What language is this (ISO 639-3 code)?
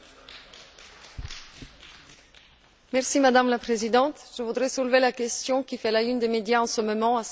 fra